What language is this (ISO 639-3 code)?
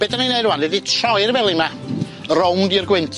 cym